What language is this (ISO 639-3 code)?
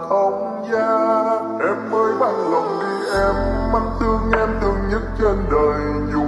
vie